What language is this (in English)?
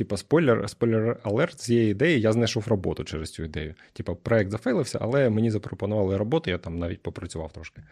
Ukrainian